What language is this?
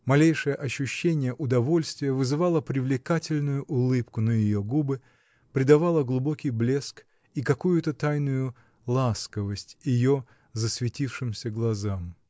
Russian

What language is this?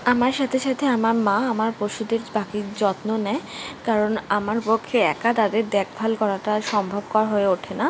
Bangla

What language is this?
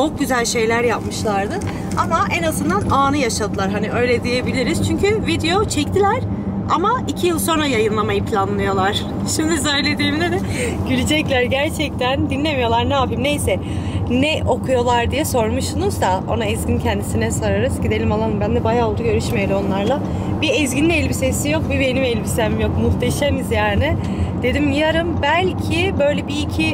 Turkish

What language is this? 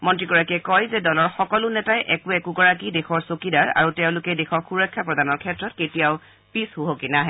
Assamese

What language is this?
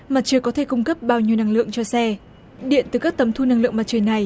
Vietnamese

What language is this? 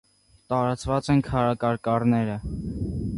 Armenian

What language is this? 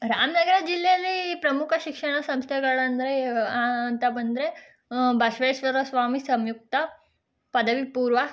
Kannada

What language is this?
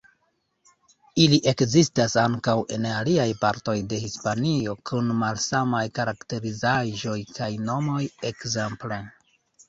Esperanto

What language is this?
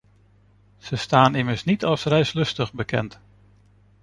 Dutch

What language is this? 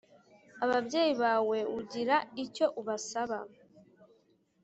Kinyarwanda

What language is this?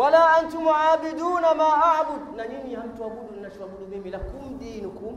Swahili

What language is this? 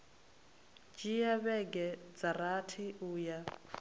Venda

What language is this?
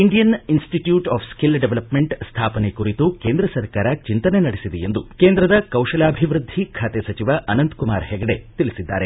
Kannada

